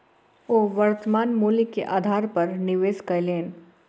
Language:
Maithili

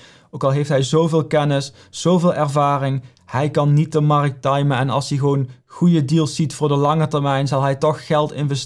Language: Dutch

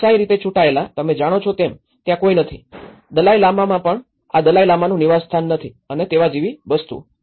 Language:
Gujarati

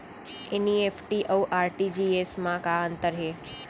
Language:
Chhattisgarhi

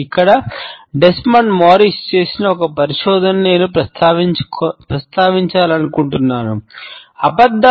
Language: Telugu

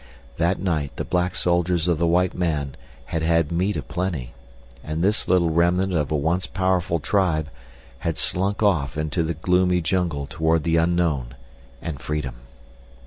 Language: English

